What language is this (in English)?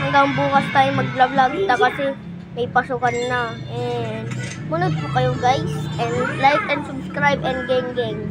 Filipino